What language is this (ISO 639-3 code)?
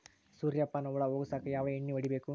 kan